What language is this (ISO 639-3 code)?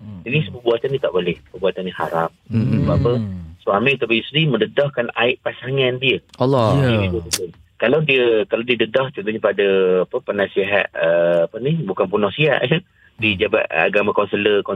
msa